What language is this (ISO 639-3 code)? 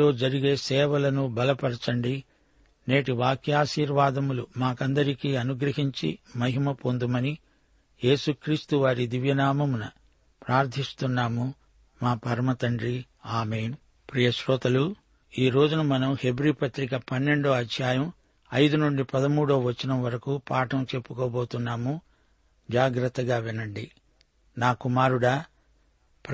tel